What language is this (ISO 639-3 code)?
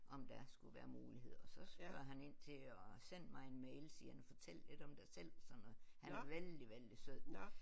dan